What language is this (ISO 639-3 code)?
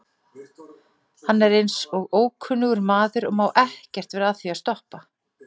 isl